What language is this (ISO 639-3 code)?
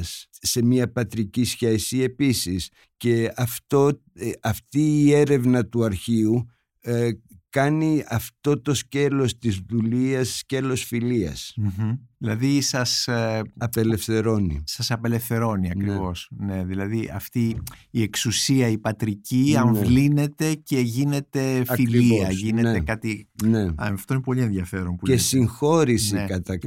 ell